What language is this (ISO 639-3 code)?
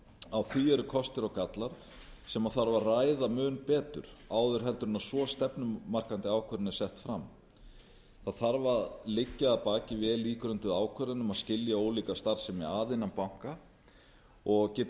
isl